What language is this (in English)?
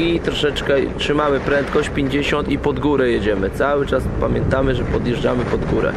Polish